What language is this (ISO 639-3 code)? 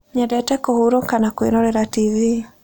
kik